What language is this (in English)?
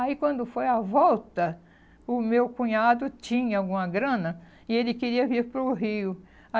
Portuguese